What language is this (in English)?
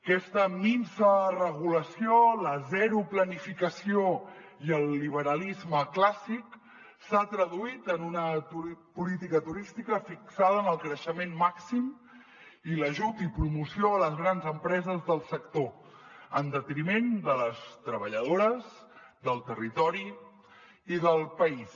Catalan